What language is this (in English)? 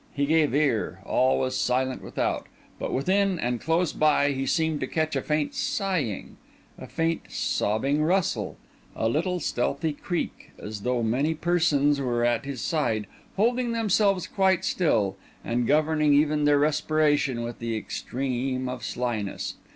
English